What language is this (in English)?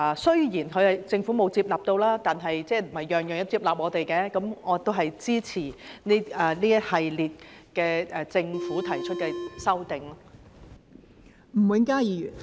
Cantonese